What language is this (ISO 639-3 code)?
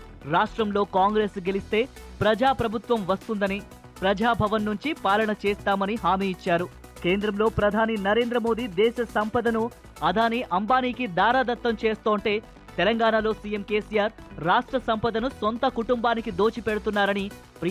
tel